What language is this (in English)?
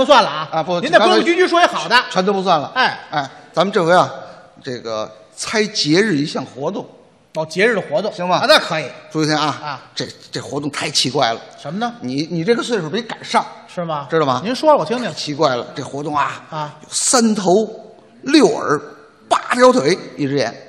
Chinese